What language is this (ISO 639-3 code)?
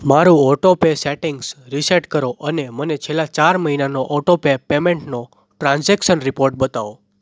guj